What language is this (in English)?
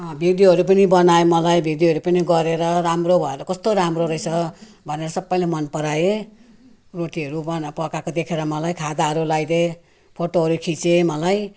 Nepali